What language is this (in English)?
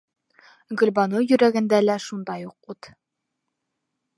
Bashkir